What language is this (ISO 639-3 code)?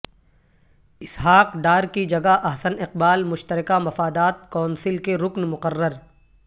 urd